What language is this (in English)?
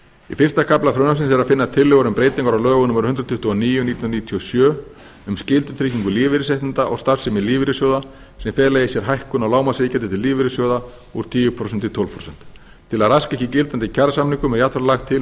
Icelandic